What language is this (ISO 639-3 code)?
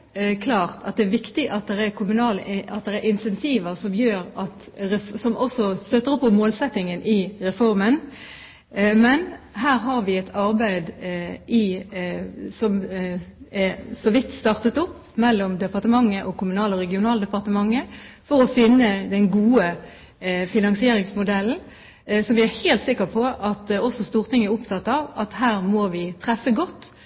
nob